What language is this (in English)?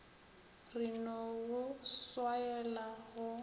Northern Sotho